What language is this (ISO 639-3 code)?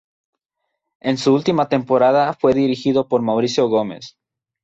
spa